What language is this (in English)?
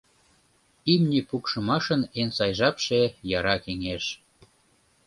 Mari